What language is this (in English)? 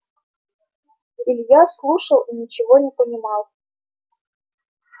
Russian